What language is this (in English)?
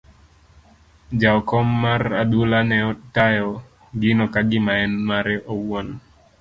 Luo (Kenya and Tanzania)